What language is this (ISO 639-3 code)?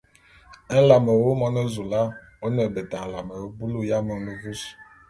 bum